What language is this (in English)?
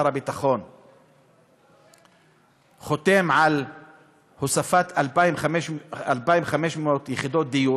Hebrew